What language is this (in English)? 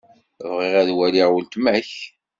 Kabyle